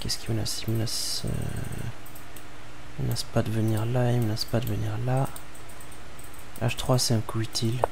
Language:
French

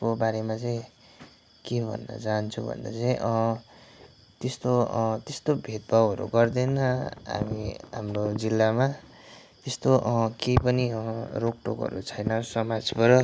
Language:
Nepali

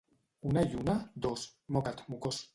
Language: Catalan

